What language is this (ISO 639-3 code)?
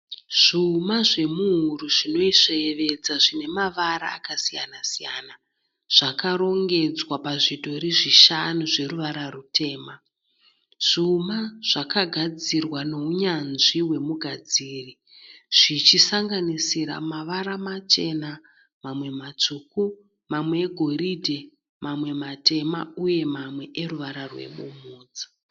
sna